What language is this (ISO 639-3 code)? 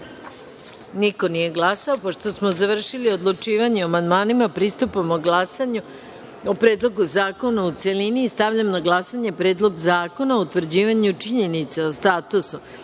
srp